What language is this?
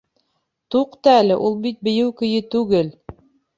Bashkir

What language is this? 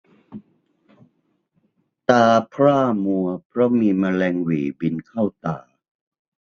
Thai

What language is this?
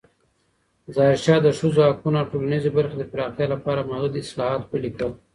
Pashto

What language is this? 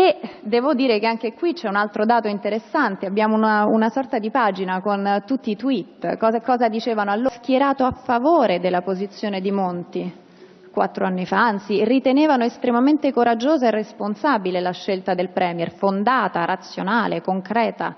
Italian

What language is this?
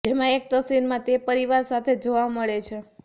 Gujarati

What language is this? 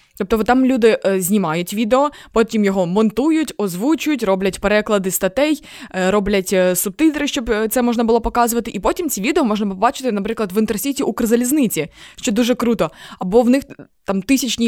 Ukrainian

